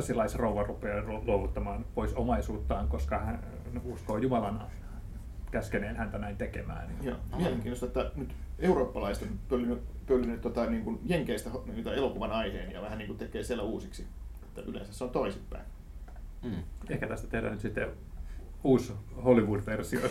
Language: Finnish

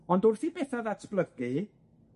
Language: Welsh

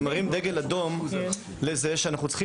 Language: Hebrew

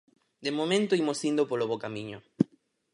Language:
Galician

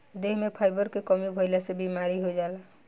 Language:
Bhojpuri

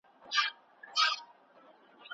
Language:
Pashto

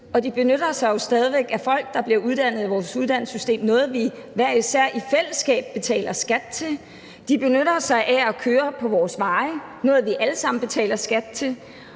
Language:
Danish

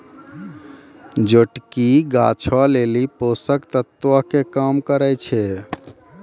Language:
Maithili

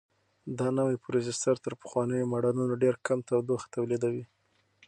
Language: Pashto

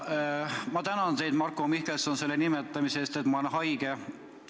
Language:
Estonian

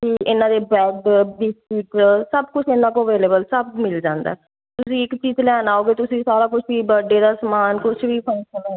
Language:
Punjabi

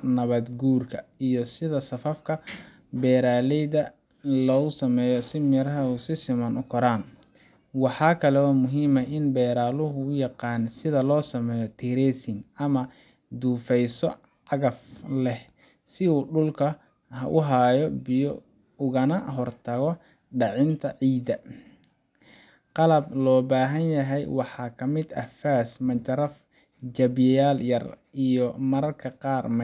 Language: Somali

